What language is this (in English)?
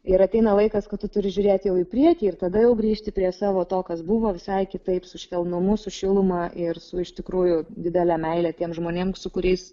Lithuanian